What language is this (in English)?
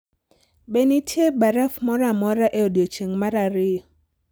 Luo (Kenya and Tanzania)